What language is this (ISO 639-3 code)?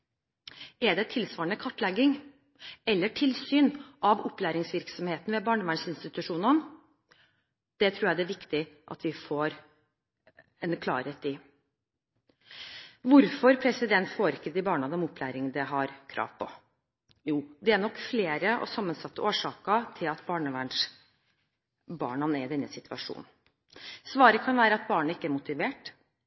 nob